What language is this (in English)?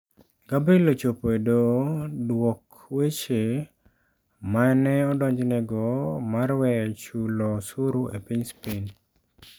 Luo (Kenya and Tanzania)